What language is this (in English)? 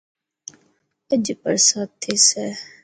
Dhatki